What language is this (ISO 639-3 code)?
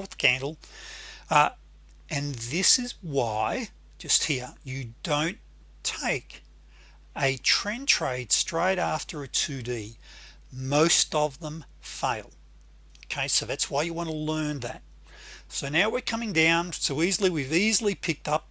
eng